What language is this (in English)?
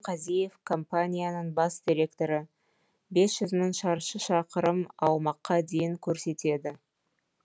Kazakh